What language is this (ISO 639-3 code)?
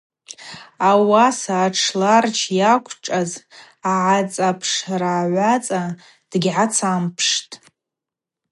abq